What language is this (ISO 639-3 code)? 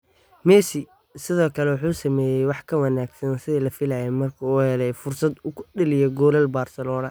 som